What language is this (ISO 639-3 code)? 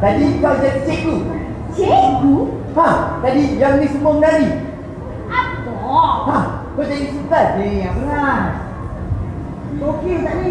msa